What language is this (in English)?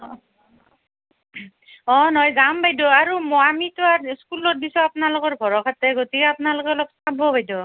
Assamese